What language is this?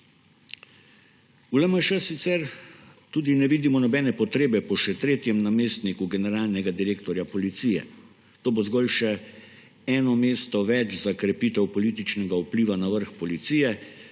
Slovenian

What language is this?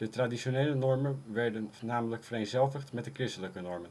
Dutch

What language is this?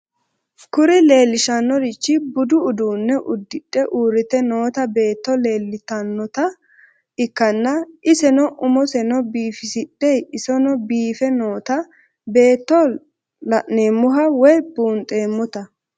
Sidamo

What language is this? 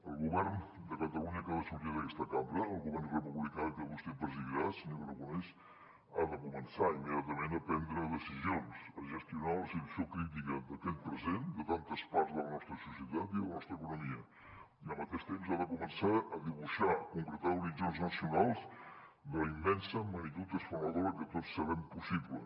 Catalan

